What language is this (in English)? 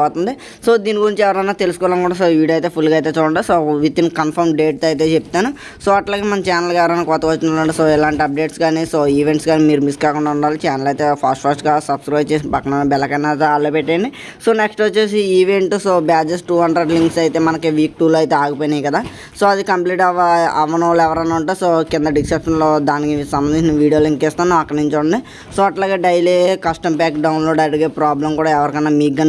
Telugu